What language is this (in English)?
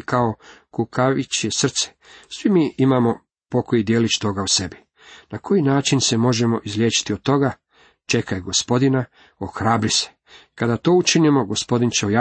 Croatian